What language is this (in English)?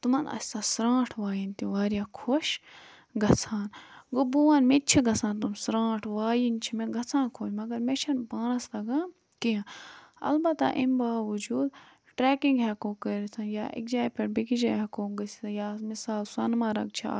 Kashmiri